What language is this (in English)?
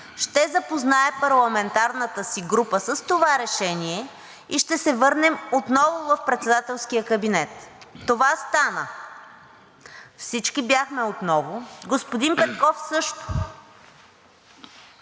Bulgarian